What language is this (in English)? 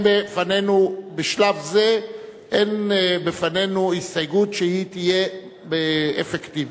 Hebrew